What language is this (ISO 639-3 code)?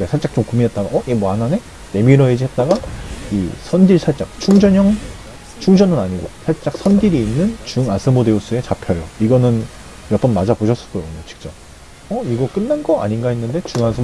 kor